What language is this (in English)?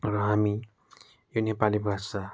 Nepali